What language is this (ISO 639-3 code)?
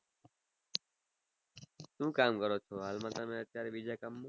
guj